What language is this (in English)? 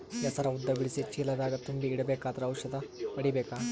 Kannada